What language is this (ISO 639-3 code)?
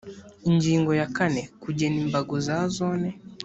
kin